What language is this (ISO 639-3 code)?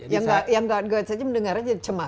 ind